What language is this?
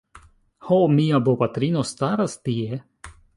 Esperanto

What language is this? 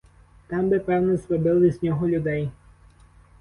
Ukrainian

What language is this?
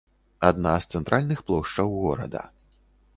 Belarusian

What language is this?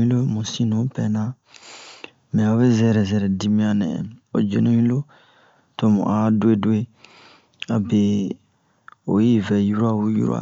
Bomu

